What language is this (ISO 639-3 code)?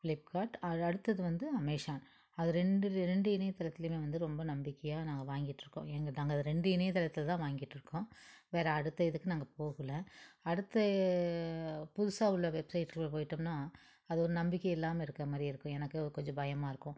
tam